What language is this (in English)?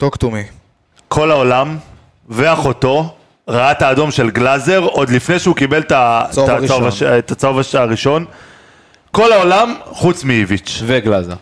Hebrew